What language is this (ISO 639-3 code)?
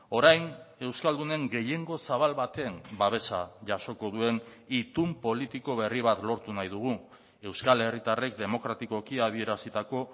eus